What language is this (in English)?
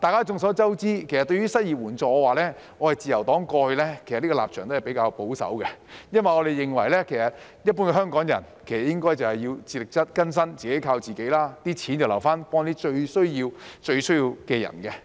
Cantonese